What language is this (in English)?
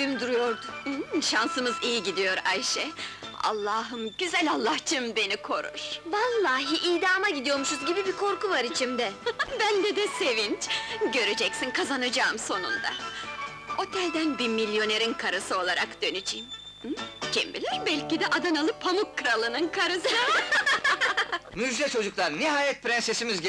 Turkish